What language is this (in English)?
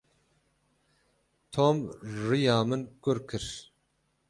Kurdish